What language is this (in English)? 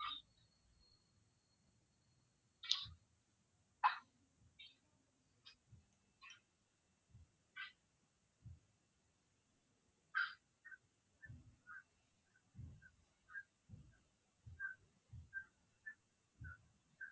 Tamil